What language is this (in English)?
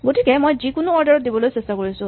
Assamese